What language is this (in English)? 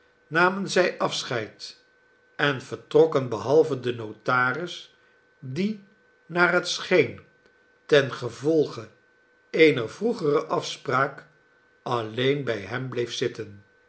Dutch